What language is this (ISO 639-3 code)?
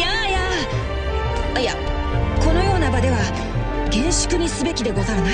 jpn